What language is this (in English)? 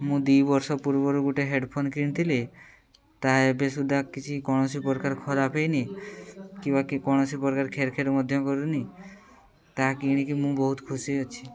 Odia